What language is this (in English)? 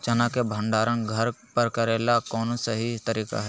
Magahi